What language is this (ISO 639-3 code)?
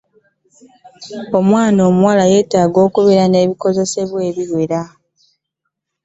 lug